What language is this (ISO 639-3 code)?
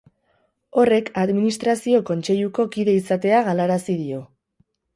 eus